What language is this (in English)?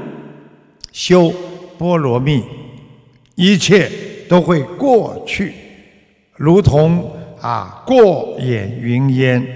Chinese